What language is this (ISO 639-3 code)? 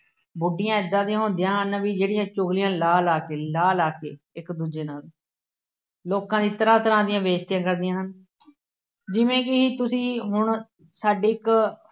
pan